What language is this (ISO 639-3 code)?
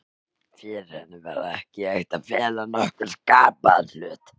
isl